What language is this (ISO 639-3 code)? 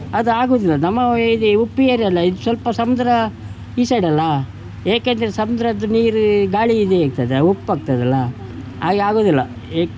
kan